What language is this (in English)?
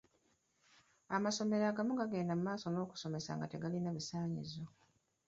Ganda